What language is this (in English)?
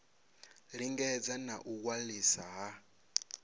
Venda